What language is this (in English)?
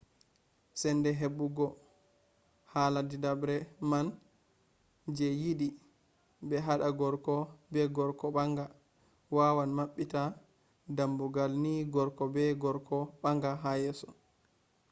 Fula